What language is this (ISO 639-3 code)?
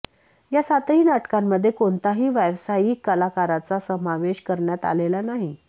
mar